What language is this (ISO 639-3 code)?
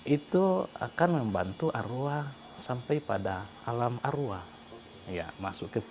ind